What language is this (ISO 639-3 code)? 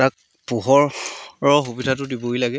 asm